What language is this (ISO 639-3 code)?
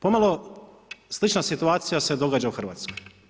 hrv